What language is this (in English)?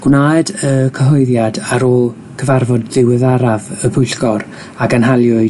Welsh